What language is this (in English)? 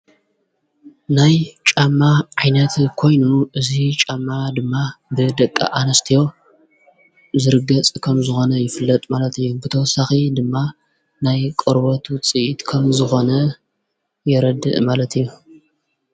Tigrinya